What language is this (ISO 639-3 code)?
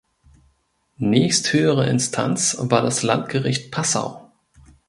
deu